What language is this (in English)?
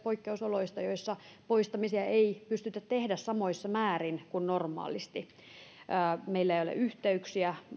Finnish